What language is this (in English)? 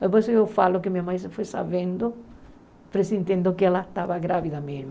Portuguese